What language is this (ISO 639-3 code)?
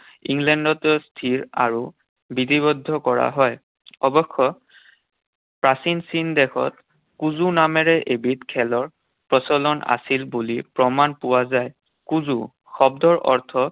asm